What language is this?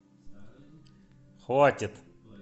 Russian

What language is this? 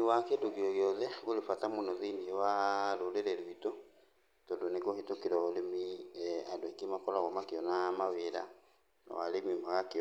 Kikuyu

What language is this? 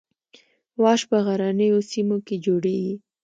Pashto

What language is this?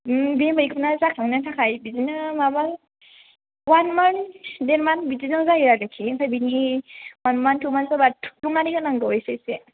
Bodo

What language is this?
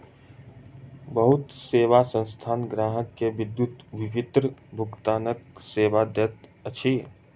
Maithili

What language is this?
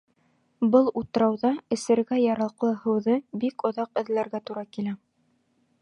Bashkir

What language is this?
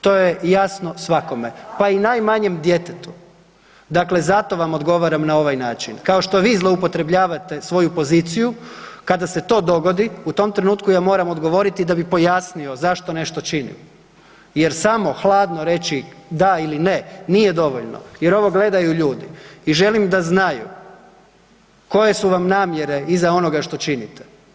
Croatian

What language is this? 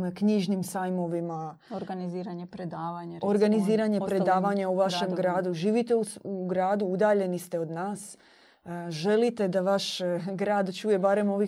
Croatian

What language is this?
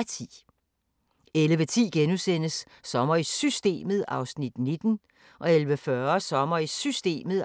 Danish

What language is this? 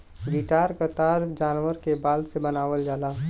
Bhojpuri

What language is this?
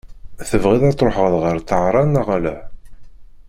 Kabyle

